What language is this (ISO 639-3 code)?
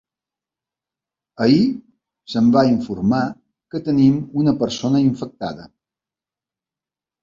cat